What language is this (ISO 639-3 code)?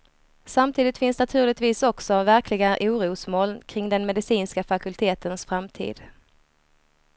swe